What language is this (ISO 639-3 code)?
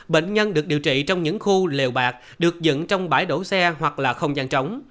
vie